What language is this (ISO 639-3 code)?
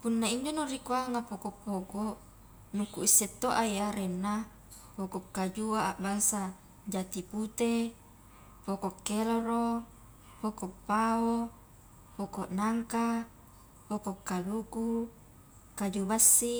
kjk